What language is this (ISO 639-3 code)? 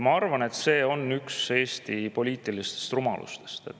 est